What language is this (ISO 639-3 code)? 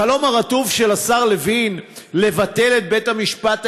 heb